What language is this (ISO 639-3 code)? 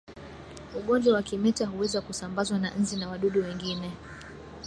swa